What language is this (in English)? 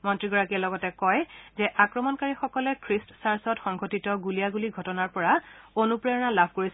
Assamese